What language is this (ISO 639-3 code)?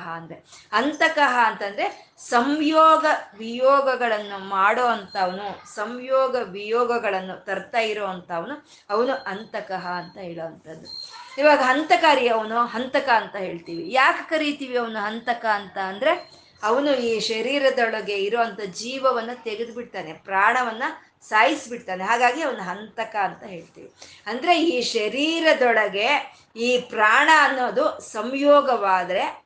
kan